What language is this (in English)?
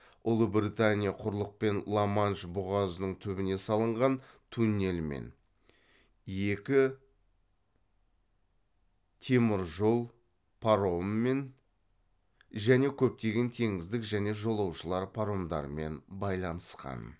Kazakh